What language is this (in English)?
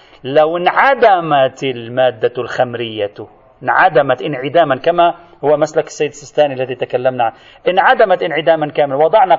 Arabic